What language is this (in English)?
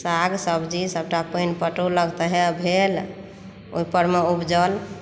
Maithili